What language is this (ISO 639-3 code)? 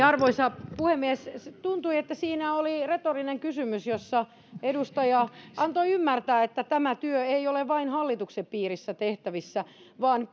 fin